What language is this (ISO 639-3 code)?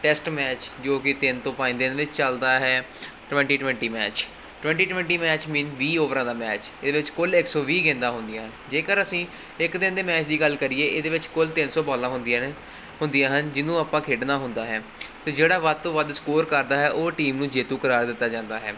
pan